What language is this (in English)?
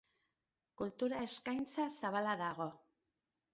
Basque